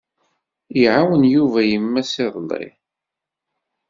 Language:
Kabyle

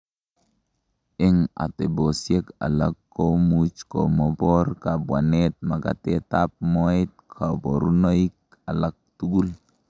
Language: Kalenjin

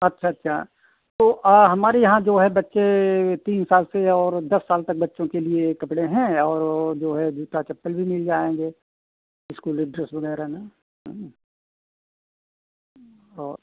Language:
Hindi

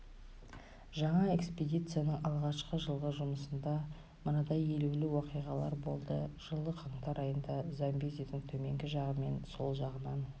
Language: Kazakh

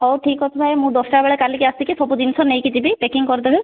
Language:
Odia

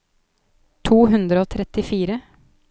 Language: Norwegian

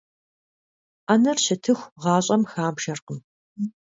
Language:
Kabardian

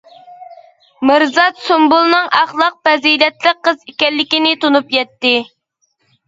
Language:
Uyghur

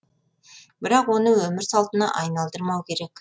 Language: Kazakh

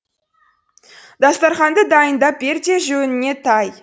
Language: Kazakh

